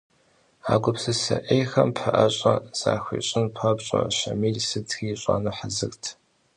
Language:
Kabardian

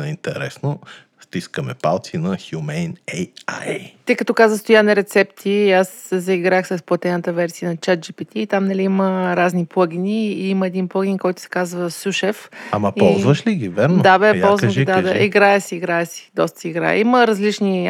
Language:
Bulgarian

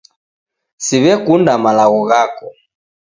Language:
Taita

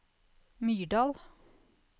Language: Norwegian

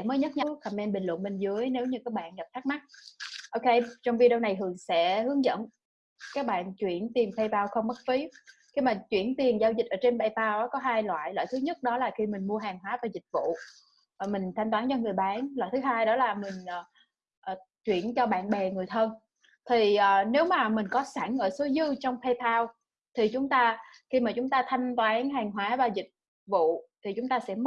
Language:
Vietnamese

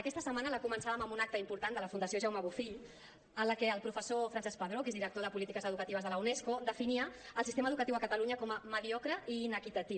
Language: Catalan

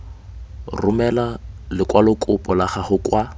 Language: Tswana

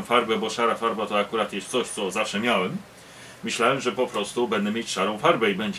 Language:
Polish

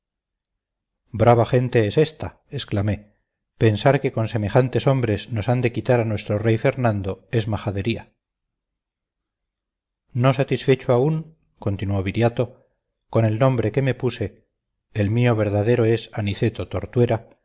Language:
Spanish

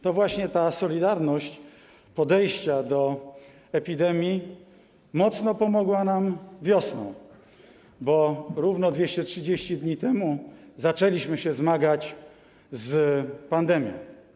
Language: Polish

